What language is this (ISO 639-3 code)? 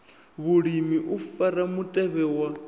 ven